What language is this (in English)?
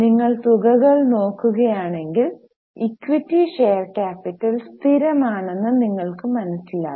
Malayalam